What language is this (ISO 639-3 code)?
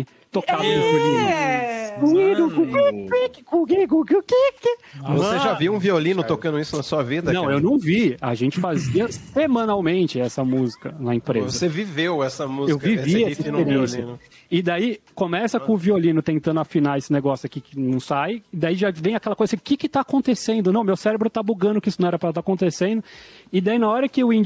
por